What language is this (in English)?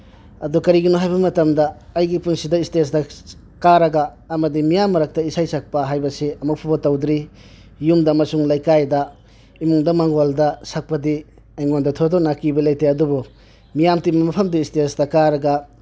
Manipuri